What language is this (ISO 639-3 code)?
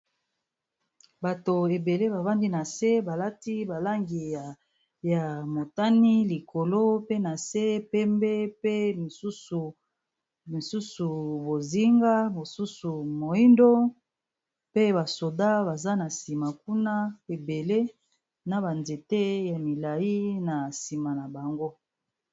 lin